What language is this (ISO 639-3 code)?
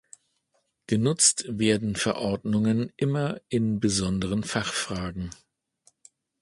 deu